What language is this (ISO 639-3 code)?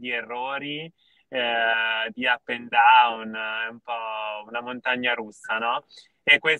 ita